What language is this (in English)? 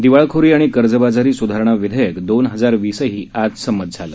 Marathi